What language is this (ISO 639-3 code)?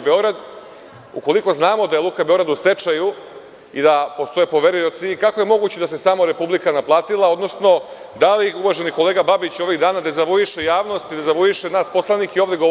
srp